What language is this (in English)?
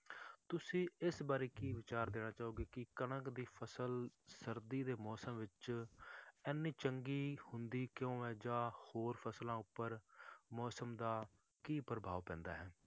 Punjabi